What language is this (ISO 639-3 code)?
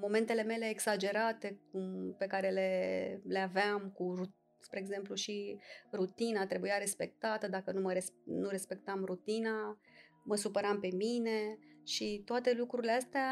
ron